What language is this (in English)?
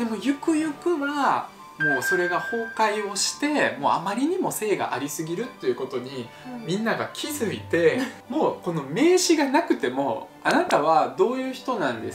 Japanese